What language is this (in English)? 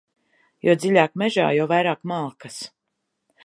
Latvian